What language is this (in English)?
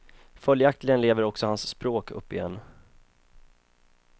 Swedish